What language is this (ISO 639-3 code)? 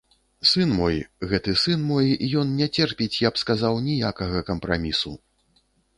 bel